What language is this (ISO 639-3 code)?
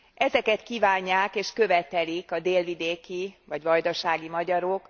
hun